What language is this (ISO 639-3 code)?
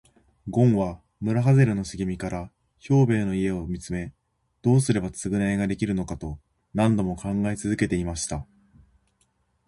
jpn